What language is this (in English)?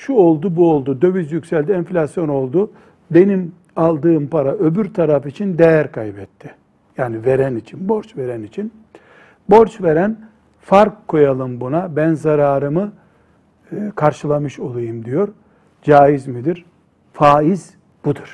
Turkish